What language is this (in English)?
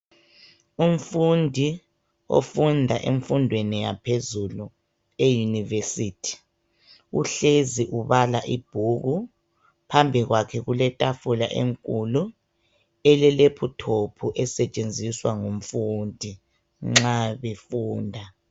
North Ndebele